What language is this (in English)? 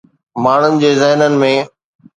Sindhi